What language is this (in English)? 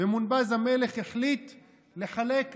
Hebrew